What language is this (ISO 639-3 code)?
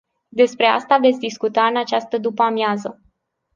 ron